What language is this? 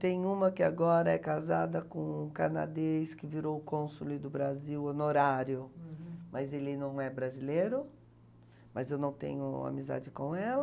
Portuguese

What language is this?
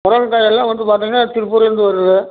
Tamil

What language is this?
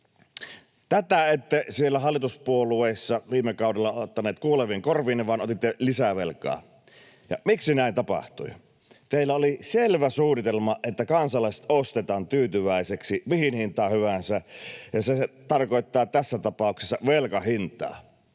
Finnish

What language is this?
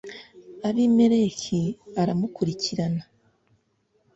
Kinyarwanda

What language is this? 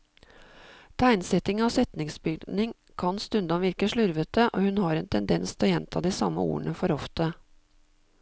Norwegian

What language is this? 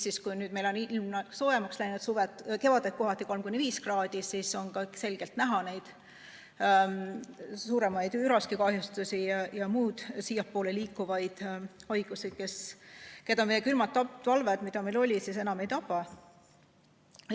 Estonian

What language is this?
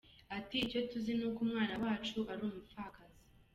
Kinyarwanda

